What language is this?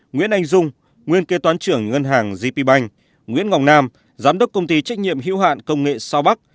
Vietnamese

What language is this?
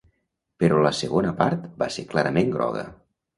Catalan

